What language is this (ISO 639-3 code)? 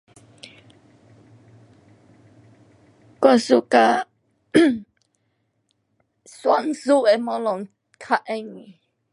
cpx